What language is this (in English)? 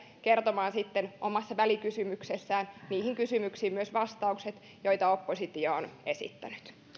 Finnish